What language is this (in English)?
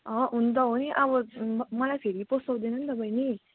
Nepali